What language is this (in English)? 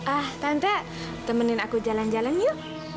Indonesian